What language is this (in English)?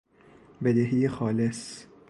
Persian